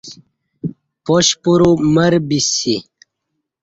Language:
Kati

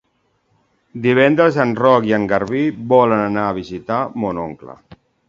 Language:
Catalan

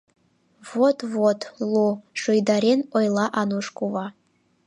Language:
Mari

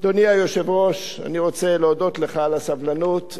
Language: Hebrew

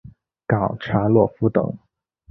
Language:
Chinese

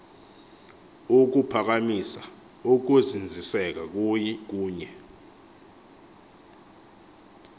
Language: Xhosa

